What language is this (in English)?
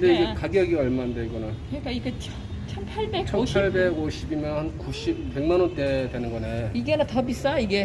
Korean